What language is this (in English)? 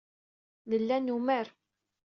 Kabyle